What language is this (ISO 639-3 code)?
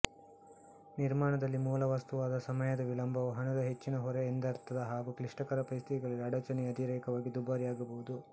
kan